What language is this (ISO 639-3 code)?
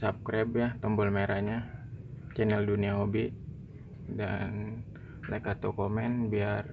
ind